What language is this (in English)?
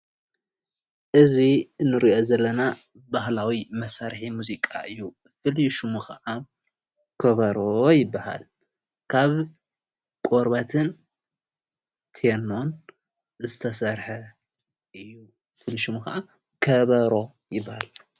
Tigrinya